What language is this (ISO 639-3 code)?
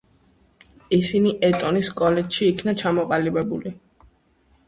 kat